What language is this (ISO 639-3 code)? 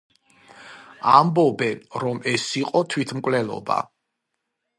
kat